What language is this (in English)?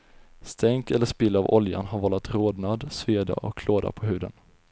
Swedish